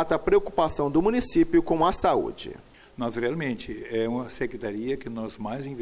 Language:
Portuguese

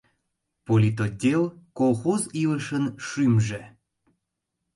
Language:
Mari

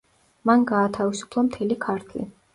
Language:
Georgian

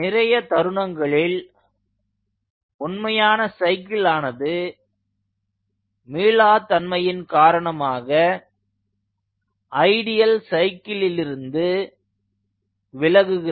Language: Tamil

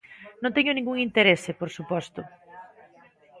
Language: Galician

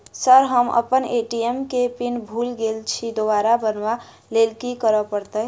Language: Maithili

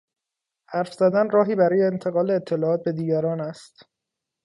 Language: Persian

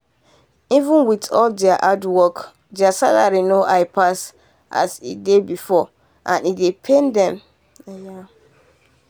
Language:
Nigerian Pidgin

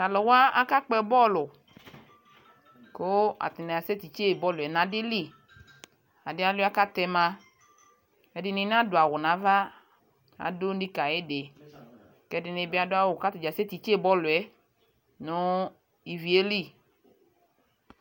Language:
Ikposo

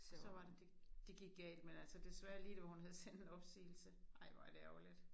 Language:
Danish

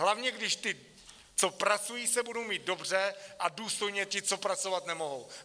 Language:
Czech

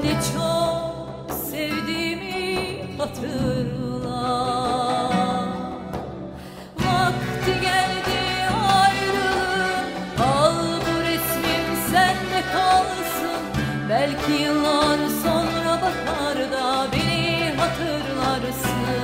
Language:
Turkish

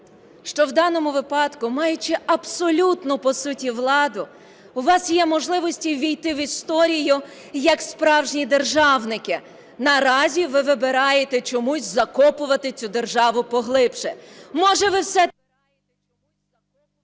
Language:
Ukrainian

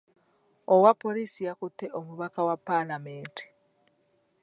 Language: Ganda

